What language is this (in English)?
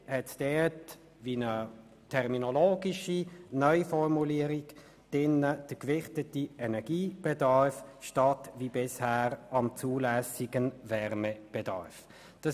Swiss German